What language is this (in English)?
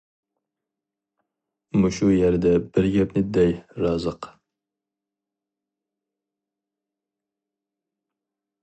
Uyghur